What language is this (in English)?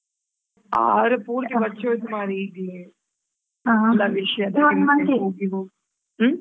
Kannada